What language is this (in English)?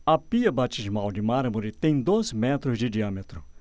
Portuguese